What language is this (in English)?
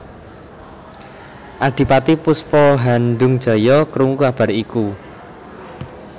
Javanese